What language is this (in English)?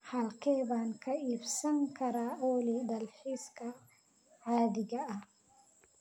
Somali